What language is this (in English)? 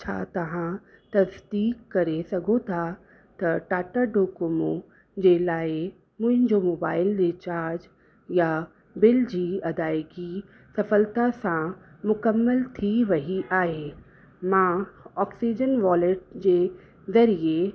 Sindhi